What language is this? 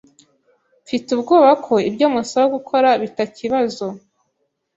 Kinyarwanda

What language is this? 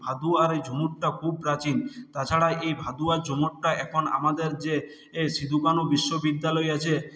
Bangla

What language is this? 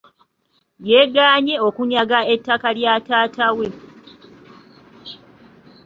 Ganda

